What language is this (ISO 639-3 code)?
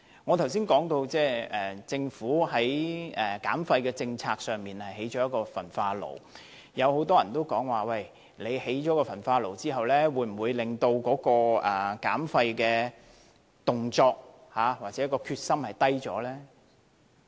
yue